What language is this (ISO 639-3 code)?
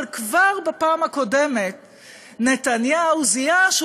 heb